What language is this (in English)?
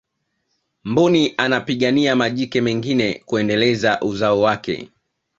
Swahili